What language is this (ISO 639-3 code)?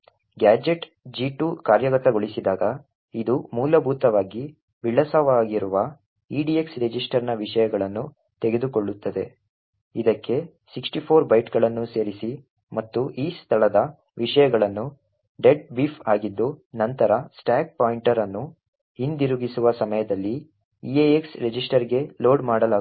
kan